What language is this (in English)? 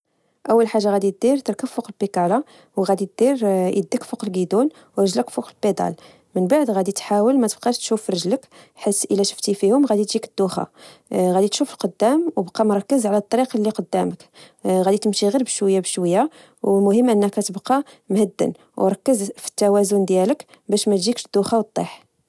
Moroccan Arabic